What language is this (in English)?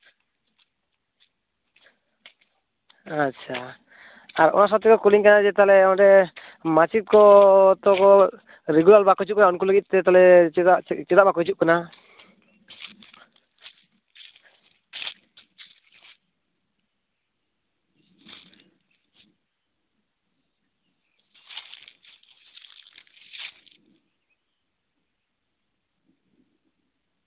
Santali